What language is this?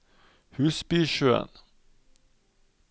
Norwegian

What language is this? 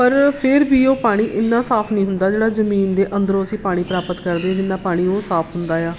Punjabi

